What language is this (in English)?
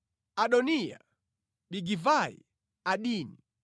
Nyanja